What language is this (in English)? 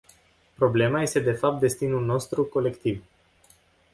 Romanian